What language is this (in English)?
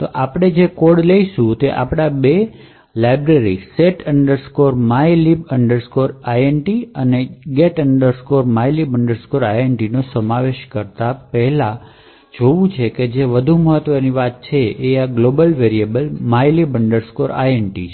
Gujarati